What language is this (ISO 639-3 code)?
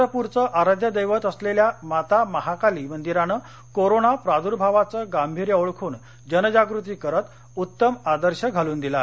mar